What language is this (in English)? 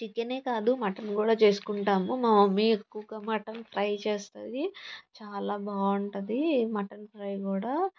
Telugu